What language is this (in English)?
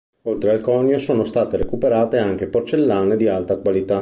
Italian